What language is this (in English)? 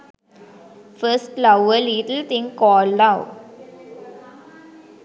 Sinhala